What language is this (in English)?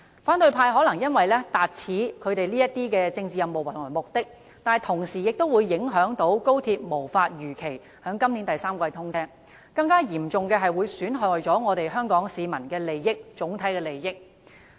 Cantonese